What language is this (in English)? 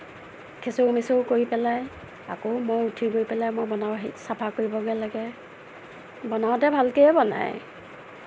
Assamese